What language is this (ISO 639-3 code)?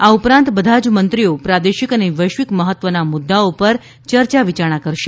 guj